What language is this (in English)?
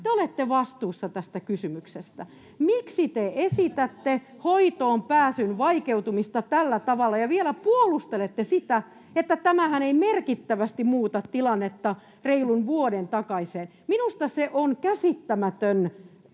Finnish